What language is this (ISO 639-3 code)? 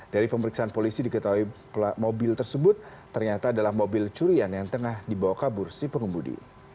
ind